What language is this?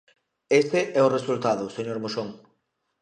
Galician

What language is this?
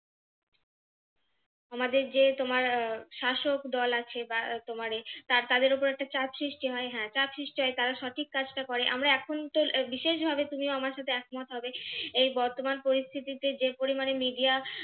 Bangla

